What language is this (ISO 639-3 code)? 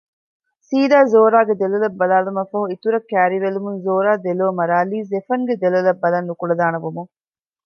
div